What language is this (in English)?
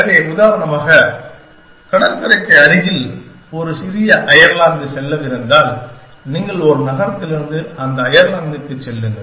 Tamil